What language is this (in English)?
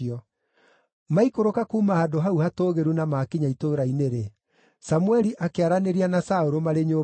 Kikuyu